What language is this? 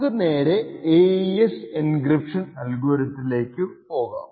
Malayalam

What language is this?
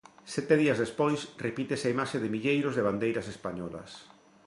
Galician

